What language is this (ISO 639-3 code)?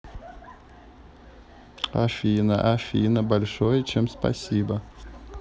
rus